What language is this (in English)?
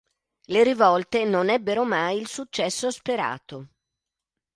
Italian